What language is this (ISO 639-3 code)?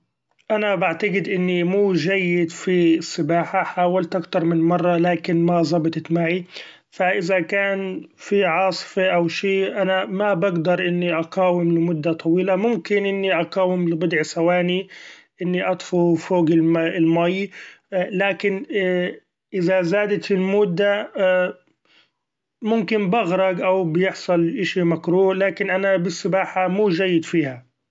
afb